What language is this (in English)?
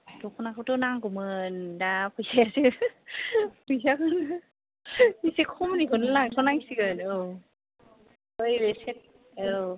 Bodo